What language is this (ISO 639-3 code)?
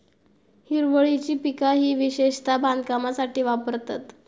mar